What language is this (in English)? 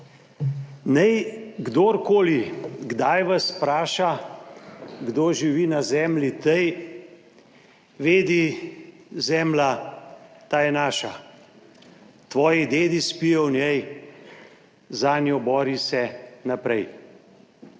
Slovenian